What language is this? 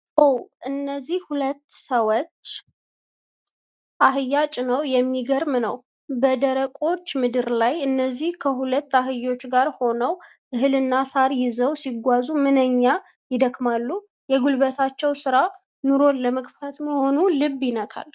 Amharic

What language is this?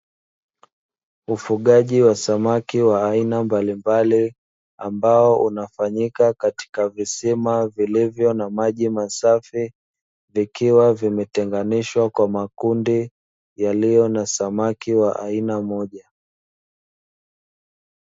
Swahili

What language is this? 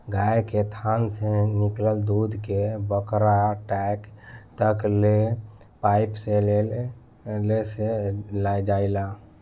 Bhojpuri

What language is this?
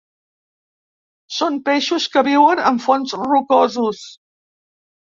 Catalan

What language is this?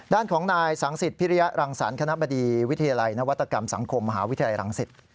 Thai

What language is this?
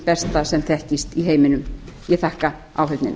Icelandic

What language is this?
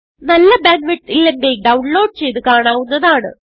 Malayalam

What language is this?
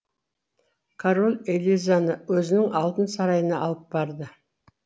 Kazakh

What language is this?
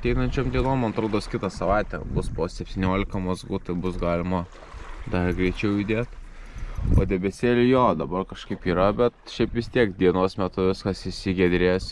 Lithuanian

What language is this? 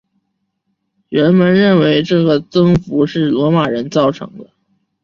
Chinese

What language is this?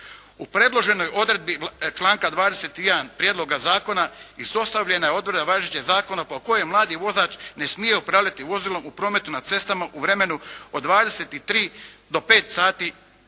Croatian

